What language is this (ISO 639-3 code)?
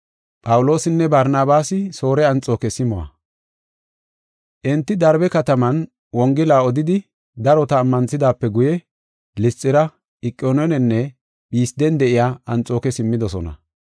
gof